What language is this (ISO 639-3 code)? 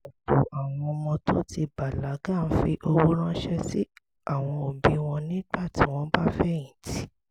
yor